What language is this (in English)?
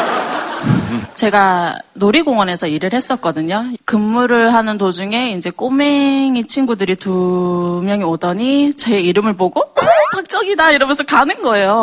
Korean